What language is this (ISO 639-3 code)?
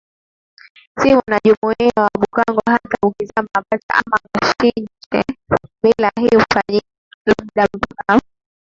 swa